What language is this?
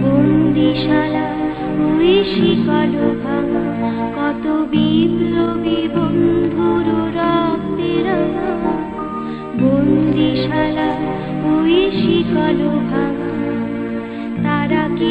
Bangla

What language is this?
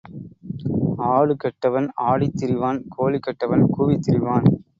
Tamil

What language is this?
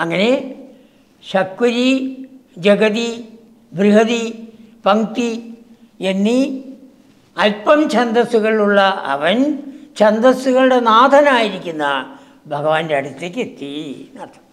Malayalam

